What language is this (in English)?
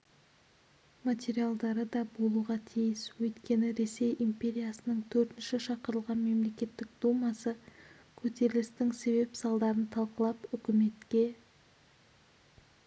Kazakh